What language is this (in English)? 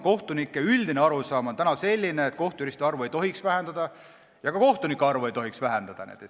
Estonian